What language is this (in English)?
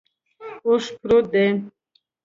Pashto